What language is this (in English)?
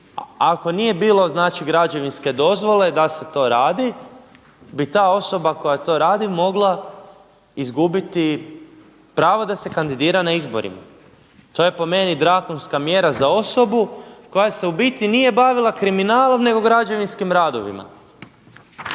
Croatian